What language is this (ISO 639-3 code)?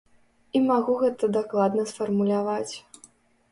bel